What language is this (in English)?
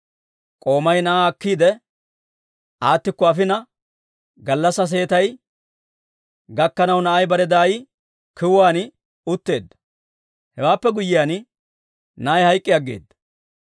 Dawro